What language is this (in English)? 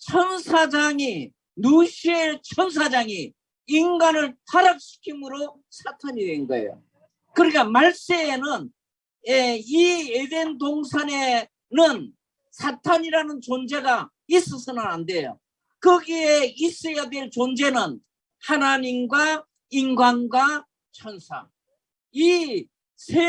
Korean